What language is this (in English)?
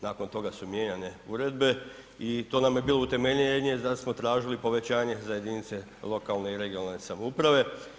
Croatian